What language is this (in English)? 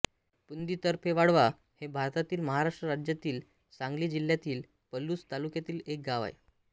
Marathi